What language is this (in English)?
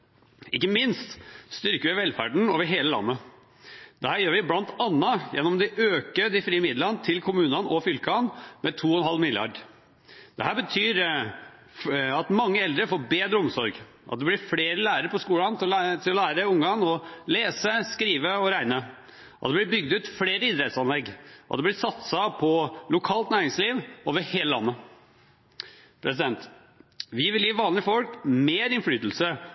Norwegian Bokmål